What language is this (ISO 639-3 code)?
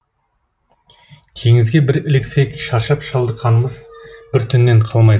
kaz